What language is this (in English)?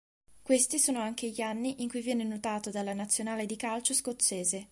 Italian